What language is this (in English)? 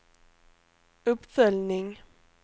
Swedish